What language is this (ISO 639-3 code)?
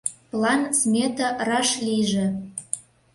chm